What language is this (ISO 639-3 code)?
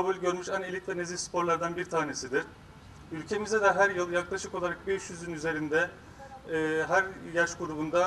tur